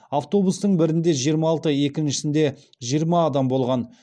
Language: Kazakh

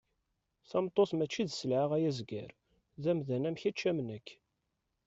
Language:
Kabyle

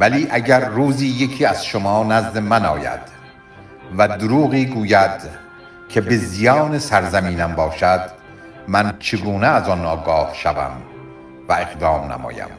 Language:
Persian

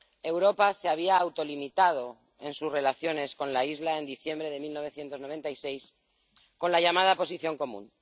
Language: Spanish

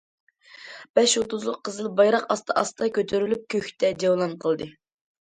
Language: Uyghur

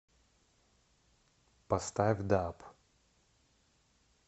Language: Russian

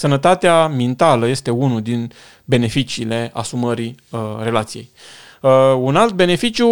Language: Romanian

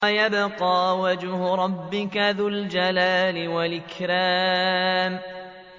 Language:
Arabic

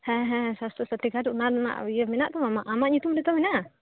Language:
Santali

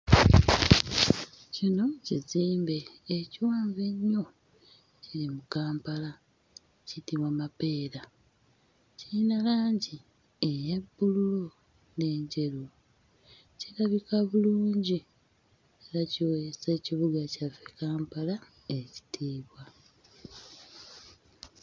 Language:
Ganda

